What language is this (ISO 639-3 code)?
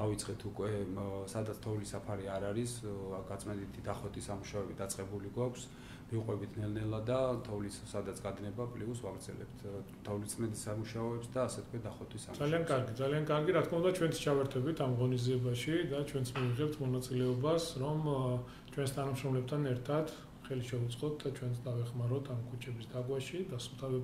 ron